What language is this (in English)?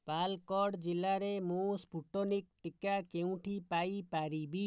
Odia